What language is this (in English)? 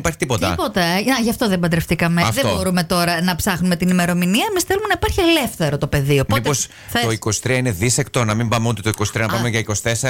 Greek